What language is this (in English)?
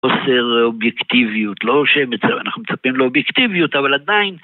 Hebrew